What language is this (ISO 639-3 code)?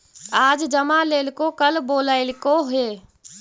mag